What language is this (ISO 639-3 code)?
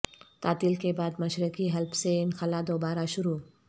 urd